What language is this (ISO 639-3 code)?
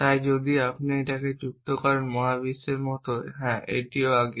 ben